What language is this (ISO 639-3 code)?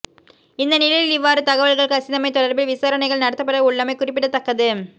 tam